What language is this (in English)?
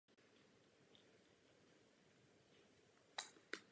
Czech